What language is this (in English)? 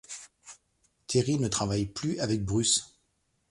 French